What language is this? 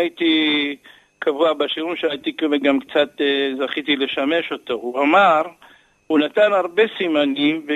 Hebrew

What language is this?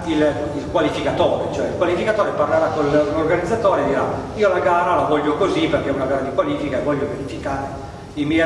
Italian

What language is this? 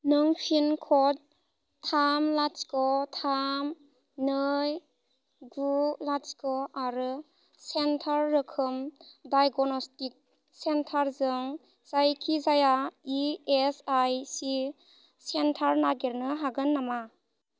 Bodo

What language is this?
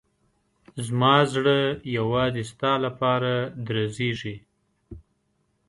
Pashto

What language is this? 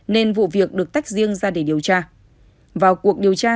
Vietnamese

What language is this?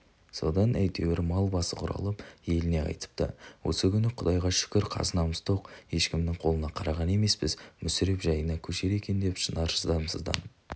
Kazakh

